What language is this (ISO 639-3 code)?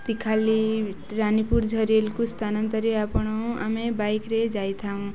ori